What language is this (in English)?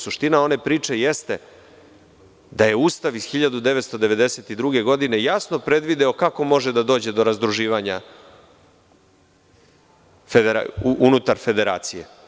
Serbian